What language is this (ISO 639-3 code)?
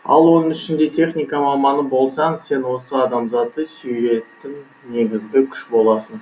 kaz